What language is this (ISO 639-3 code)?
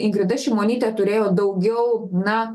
lit